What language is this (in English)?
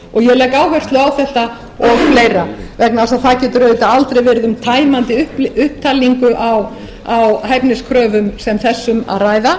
Icelandic